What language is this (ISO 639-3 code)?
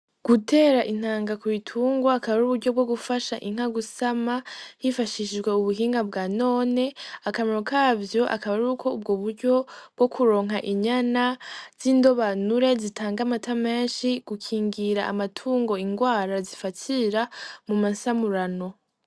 run